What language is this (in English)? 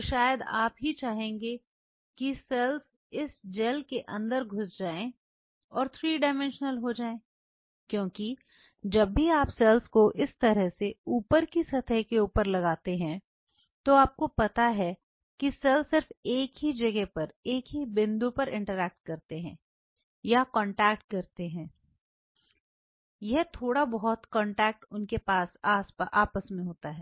Hindi